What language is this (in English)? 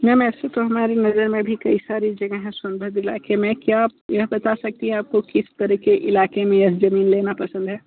Hindi